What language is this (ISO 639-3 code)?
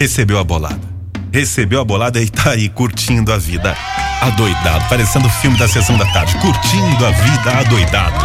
por